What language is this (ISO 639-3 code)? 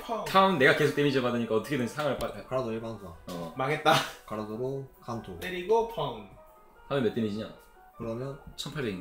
kor